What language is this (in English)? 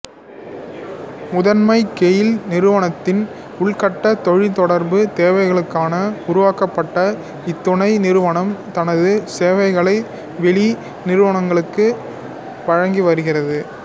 Tamil